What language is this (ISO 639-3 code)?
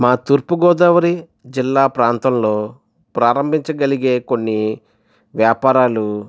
tel